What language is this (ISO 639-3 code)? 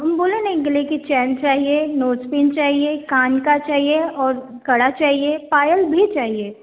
hin